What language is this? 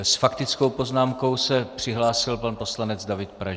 Czech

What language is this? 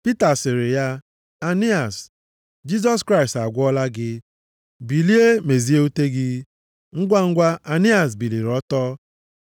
Igbo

